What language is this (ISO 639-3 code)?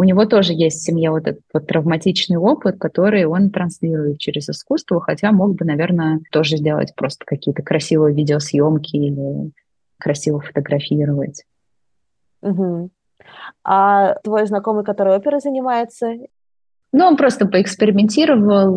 rus